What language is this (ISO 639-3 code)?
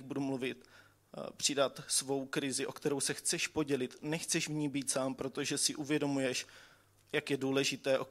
ces